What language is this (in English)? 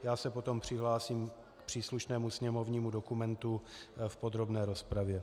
Czech